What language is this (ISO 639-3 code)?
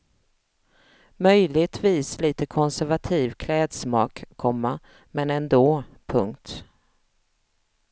swe